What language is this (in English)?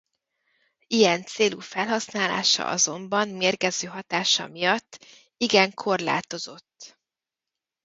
Hungarian